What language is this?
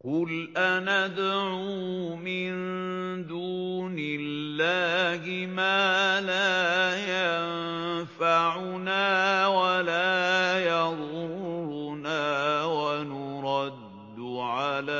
Arabic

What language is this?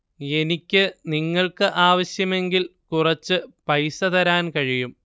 Malayalam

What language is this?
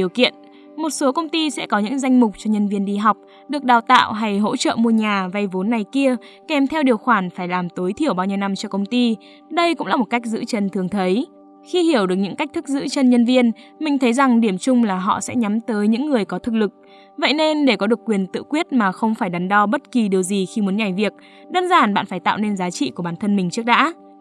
Vietnamese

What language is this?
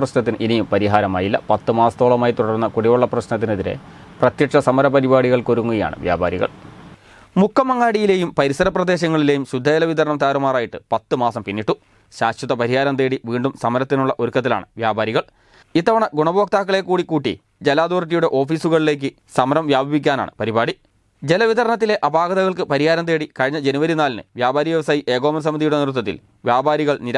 Malayalam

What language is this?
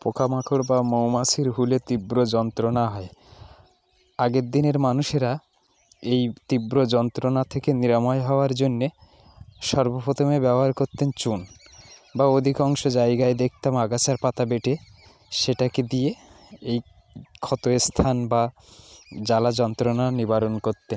Bangla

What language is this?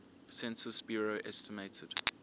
English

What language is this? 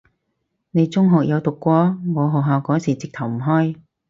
Cantonese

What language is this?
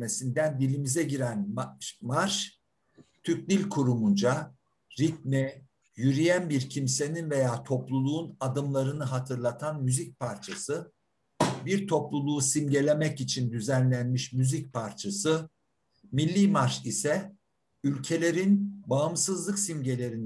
Turkish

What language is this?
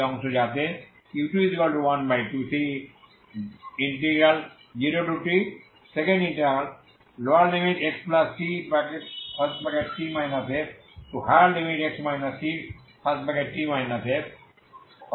Bangla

